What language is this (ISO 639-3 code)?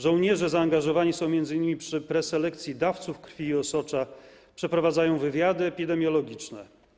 pol